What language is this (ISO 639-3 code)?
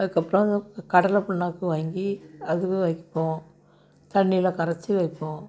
tam